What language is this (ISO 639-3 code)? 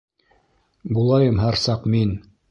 bak